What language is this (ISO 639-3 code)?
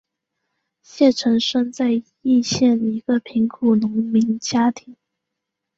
zho